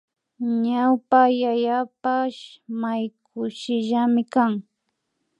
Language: Imbabura Highland Quichua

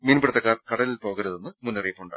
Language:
Malayalam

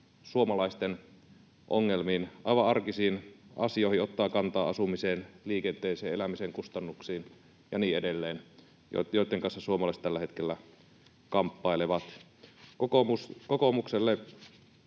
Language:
Finnish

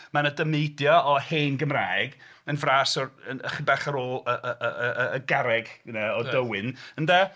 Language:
Welsh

